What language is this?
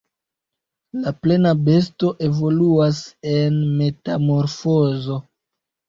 Esperanto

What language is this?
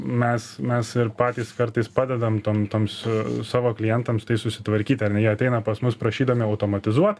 Lithuanian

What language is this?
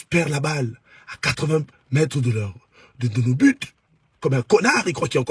French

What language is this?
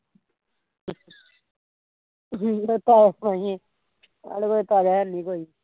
Punjabi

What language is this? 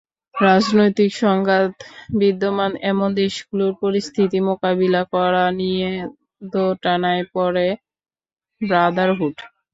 Bangla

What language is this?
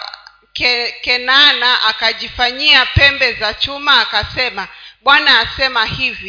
Swahili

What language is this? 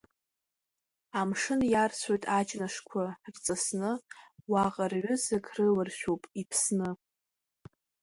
Abkhazian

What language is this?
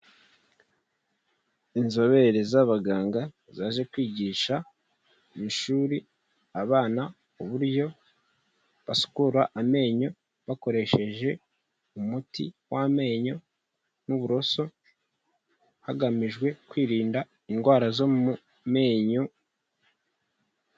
Kinyarwanda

